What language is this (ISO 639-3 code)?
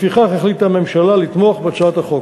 heb